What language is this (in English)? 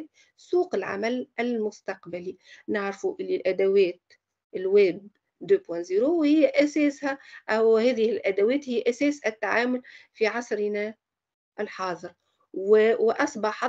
Arabic